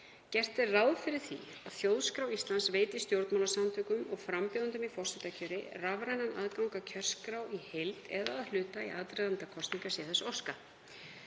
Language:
Icelandic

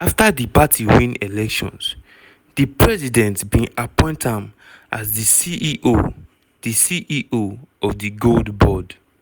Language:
Nigerian Pidgin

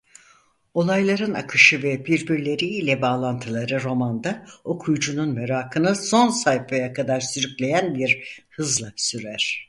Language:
Turkish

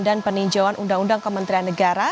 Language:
Indonesian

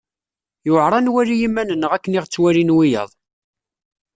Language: Kabyle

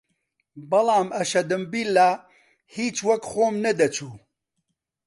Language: Central Kurdish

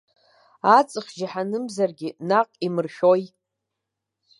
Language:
Abkhazian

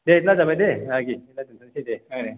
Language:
Bodo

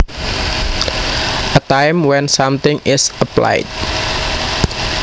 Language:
Javanese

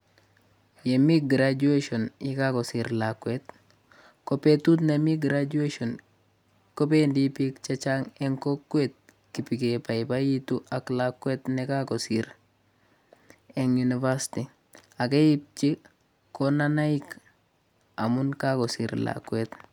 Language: Kalenjin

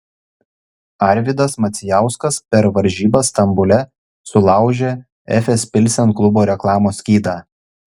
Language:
Lithuanian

